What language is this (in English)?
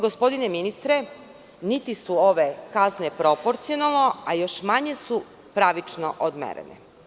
Serbian